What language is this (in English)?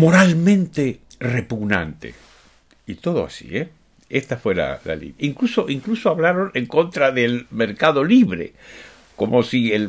Spanish